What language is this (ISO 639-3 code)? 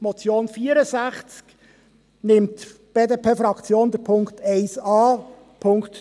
gsw